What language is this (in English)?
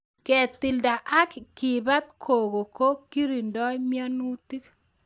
Kalenjin